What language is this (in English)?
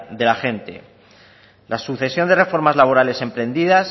Spanish